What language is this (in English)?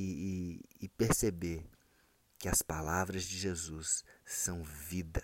Portuguese